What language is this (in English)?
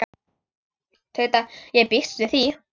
Icelandic